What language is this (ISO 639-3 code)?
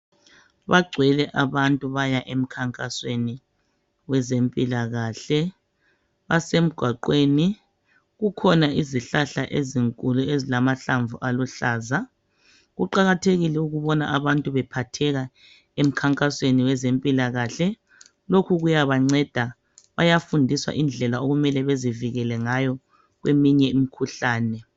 nde